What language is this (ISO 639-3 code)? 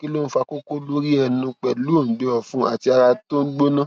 yor